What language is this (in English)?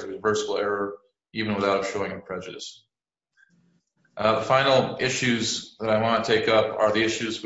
English